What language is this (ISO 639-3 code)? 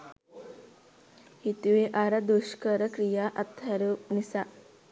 sin